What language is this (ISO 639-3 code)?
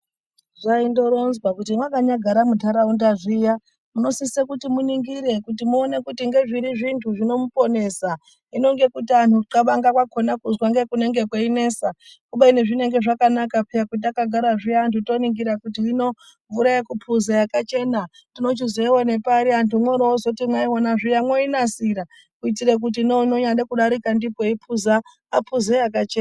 ndc